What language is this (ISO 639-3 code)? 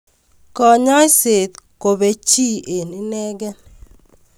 kln